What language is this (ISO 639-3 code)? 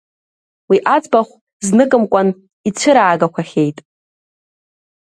abk